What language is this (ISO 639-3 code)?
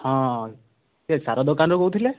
ori